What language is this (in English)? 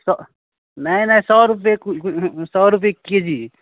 Maithili